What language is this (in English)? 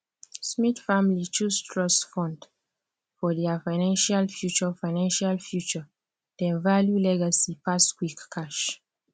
Nigerian Pidgin